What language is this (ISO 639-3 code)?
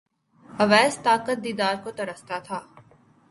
urd